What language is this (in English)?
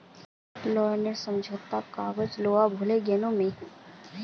Magahi